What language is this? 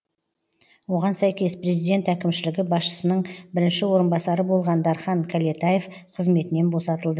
Kazakh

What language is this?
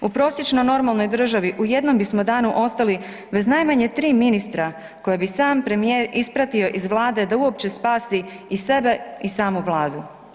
Croatian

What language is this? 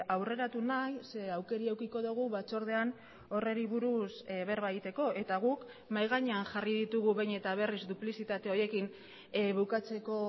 Basque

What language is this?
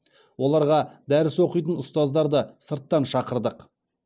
Kazakh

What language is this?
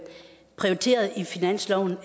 Danish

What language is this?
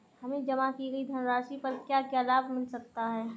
Hindi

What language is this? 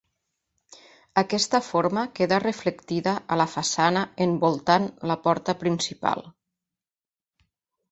Catalan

